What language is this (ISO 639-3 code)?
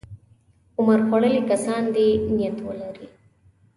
pus